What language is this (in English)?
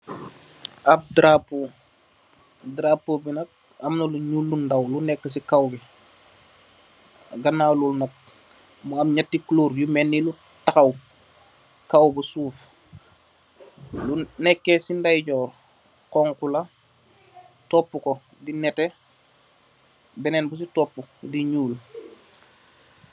Wolof